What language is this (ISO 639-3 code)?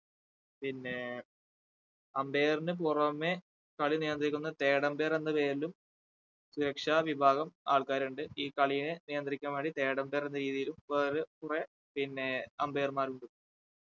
mal